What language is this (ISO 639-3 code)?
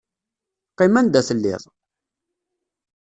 kab